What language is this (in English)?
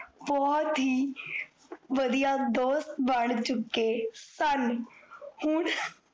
Punjabi